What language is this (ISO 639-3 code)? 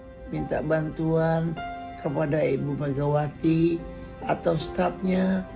ind